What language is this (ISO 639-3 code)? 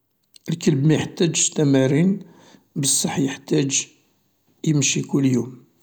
arq